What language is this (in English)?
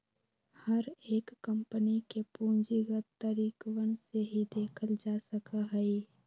Magahi